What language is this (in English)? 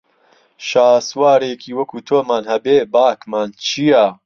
Central Kurdish